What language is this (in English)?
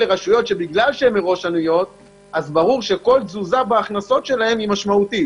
Hebrew